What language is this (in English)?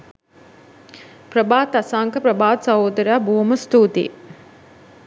Sinhala